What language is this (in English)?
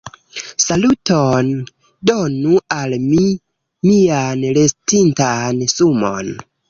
Esperanto